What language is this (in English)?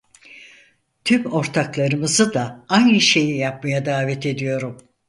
Turkish